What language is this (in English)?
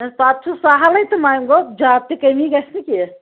Kashmiri